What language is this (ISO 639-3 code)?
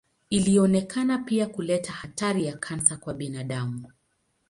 swa